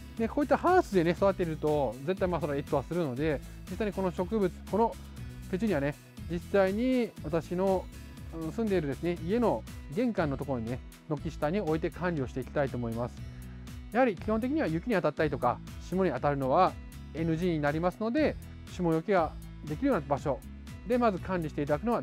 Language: Japanese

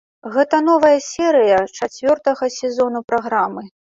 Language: Belarusian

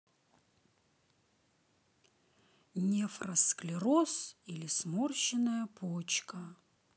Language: Russian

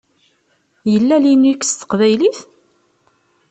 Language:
Kabyle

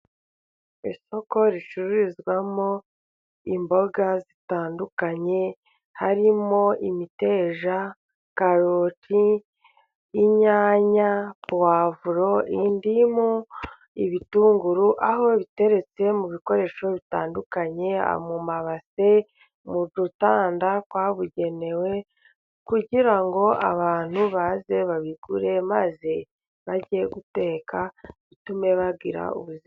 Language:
Kinyarwanda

